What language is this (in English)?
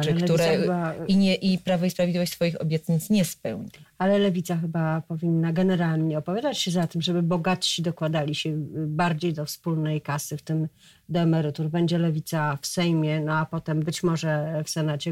Polish